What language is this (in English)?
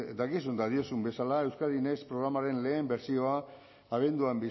Basque